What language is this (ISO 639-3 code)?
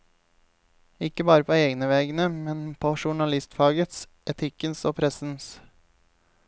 nor